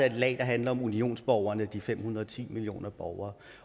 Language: Danish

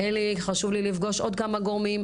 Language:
Hebrew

